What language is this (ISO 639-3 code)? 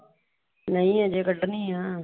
pan